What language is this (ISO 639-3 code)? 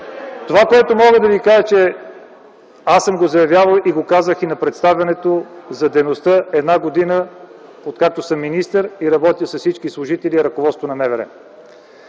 bul